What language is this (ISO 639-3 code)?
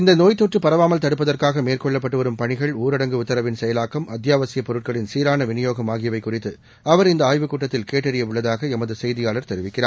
tam